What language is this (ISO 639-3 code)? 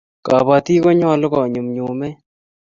kln